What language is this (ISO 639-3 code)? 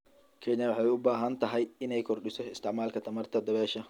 som